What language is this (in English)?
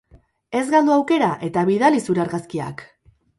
Basque